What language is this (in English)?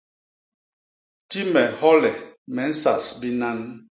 Basaa